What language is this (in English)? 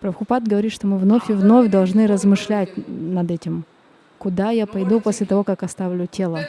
Russian